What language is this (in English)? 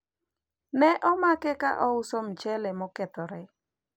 Luo (Kenya and Tanzania)